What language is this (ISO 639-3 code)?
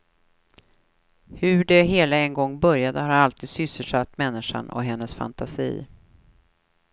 swe